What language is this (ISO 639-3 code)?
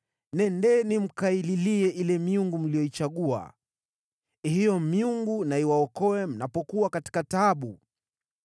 swa